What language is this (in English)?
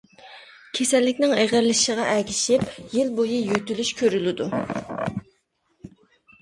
Uyghur